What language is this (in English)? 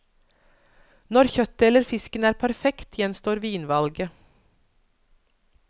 Norwegian